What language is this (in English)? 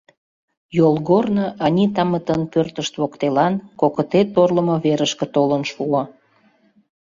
Mari